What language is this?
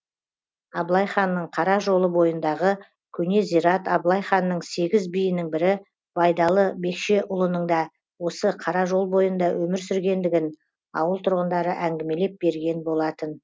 Kazakh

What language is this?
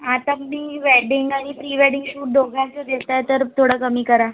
Marathi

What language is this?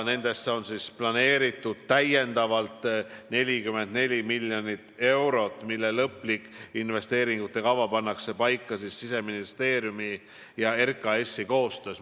Estonian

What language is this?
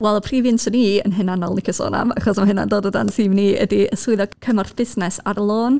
Welsh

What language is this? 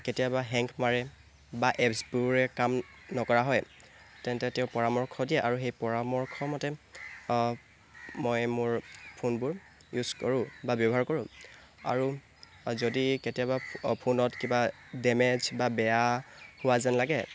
Assamese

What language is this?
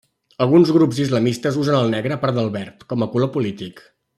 Catalan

